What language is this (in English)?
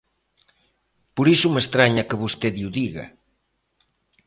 Galician